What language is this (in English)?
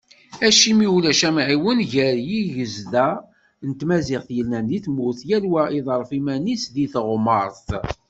Kabyle